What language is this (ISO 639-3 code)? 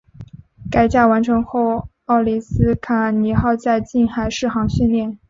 zho